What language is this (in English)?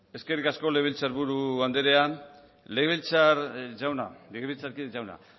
Basque